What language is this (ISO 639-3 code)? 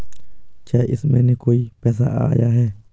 hin